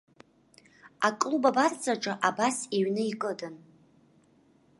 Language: Abkhazian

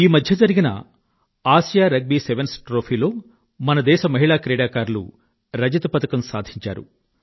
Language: Telugu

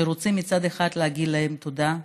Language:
Hebrew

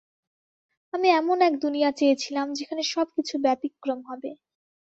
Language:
Bangla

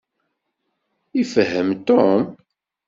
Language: Kabyle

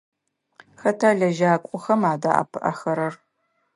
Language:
Adyghe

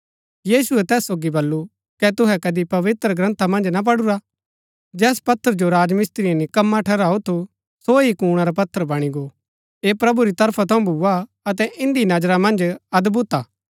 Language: Gaddi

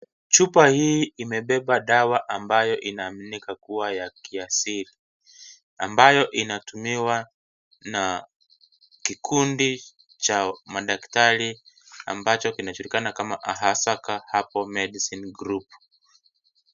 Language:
Swahili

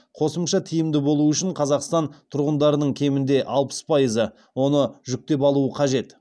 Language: Kazakh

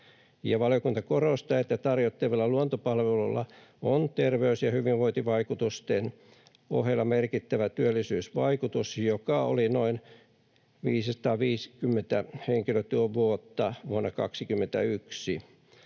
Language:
Finnish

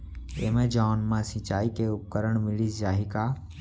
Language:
Chhattisgarhi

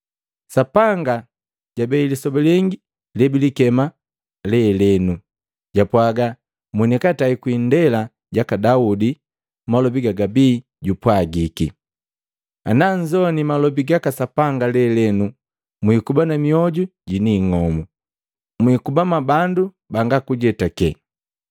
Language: Matengo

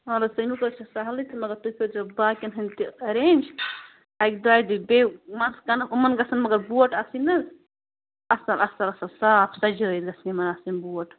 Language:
Kashmiri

